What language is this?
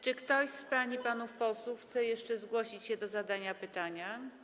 Polish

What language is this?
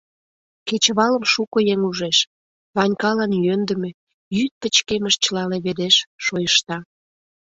Mari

